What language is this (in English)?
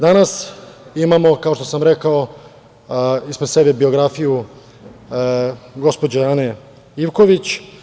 Serbian